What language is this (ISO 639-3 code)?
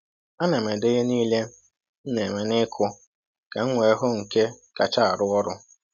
ibo